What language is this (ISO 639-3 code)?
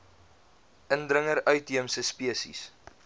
afr